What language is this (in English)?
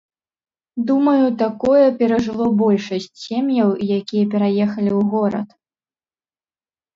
Belarusian